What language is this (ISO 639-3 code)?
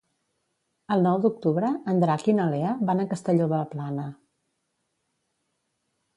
cat